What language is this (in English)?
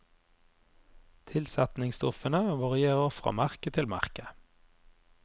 Norwegian